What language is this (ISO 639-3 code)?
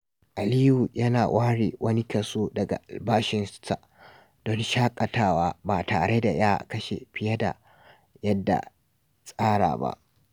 hau